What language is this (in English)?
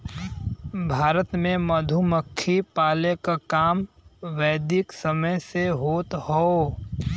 Bhojpuri